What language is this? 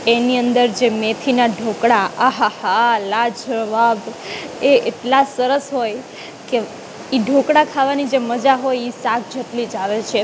Gujarati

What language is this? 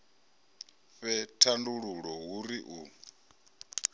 Venda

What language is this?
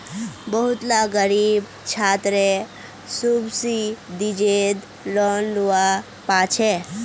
Magahi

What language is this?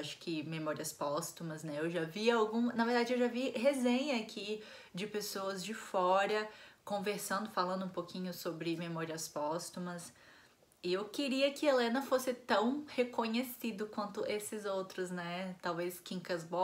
Portuguese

